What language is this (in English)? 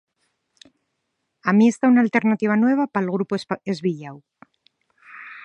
Asturian